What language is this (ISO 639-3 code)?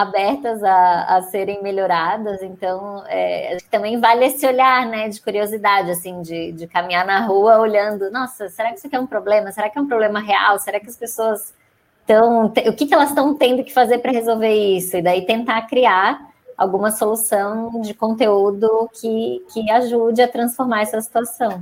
por